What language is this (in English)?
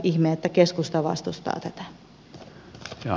Finnish